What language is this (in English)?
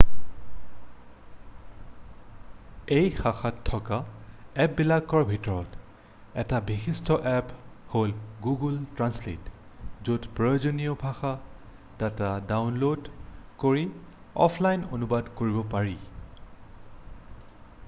Assamese